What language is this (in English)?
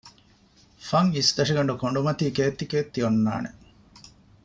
Divehi